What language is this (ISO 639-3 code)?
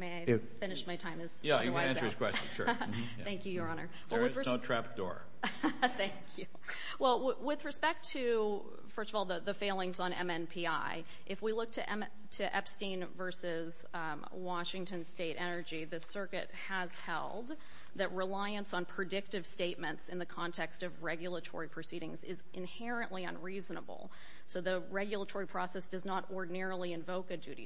eng